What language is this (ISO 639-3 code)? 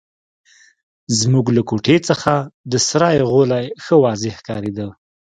pus